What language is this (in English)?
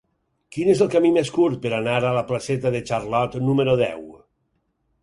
Catalan